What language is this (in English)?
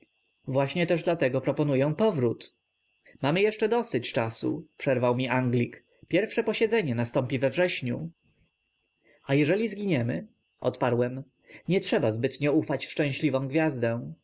Polish